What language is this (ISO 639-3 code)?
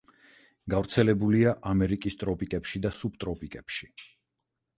kat